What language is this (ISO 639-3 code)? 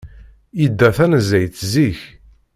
kab